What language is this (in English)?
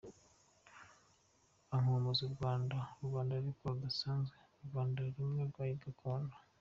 Kinyarwanda